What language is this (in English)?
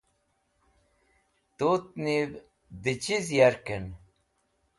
Wakhi